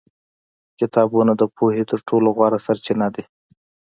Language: Pashto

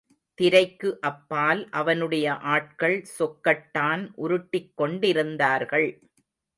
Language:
Tamil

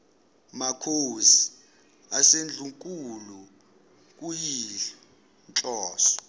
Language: Zulu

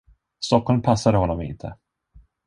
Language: Swedish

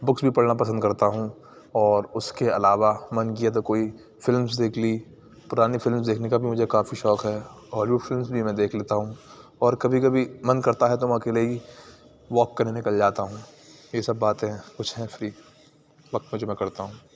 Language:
Urdu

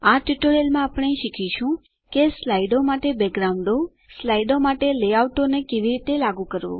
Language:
Gujarati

